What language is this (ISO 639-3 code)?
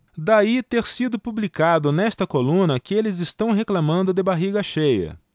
por